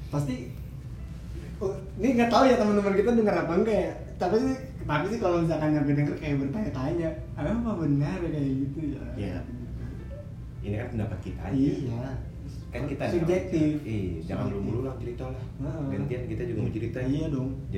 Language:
Indonesian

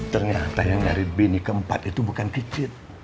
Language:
Indonesian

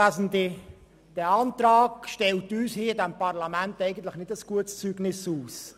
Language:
Swiss German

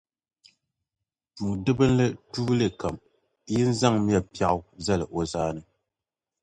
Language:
Dagbani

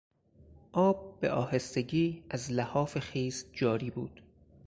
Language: Persian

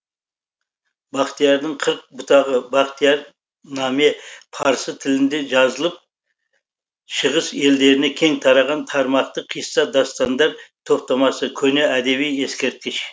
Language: Kazakh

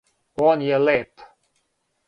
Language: Serbian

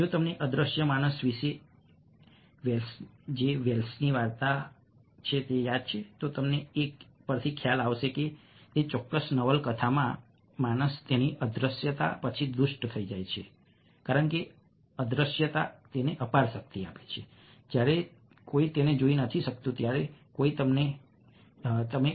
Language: Gujarati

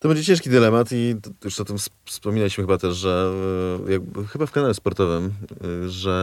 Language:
Polish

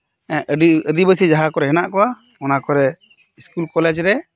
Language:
Santali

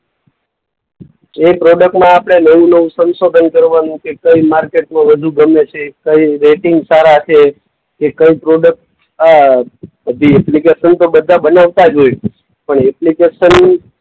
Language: Gujarati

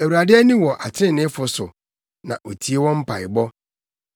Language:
Akan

